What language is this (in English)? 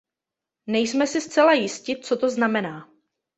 Czech